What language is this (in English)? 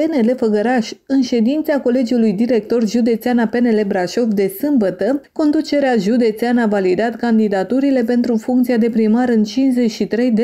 Romanian